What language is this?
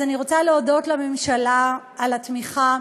Hebrew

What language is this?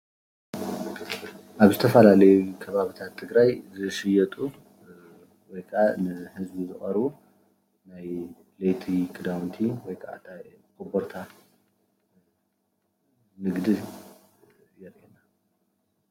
Tigrinya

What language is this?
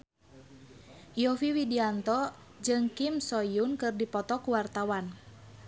Sundanese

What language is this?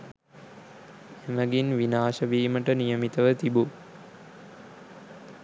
Sinhala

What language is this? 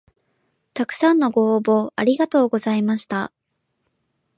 Japanese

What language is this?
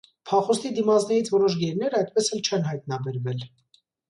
Armenian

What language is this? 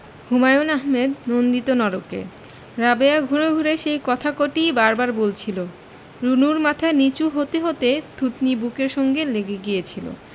Bangla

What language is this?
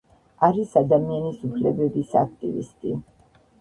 Georgian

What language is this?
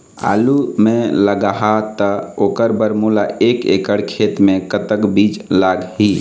Chhattisgarhi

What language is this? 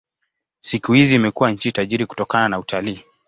Swahili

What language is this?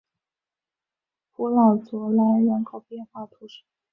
Chinese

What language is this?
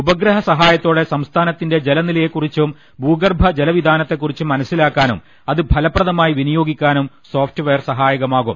Malayalam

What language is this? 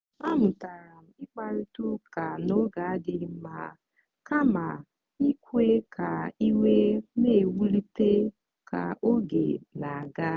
Igbo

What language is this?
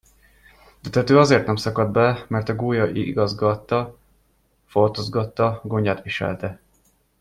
Hungarian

